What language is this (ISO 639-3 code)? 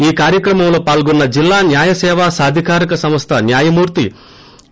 tel